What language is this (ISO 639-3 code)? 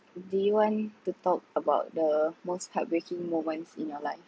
eng